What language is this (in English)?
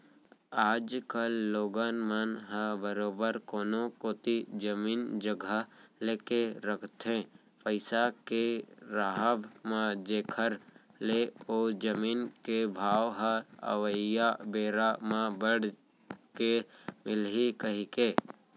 Chhattisgarhi